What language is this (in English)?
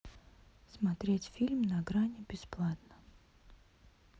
Russian